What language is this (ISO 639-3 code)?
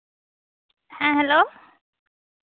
sat